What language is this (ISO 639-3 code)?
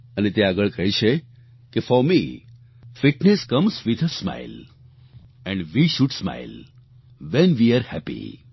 guj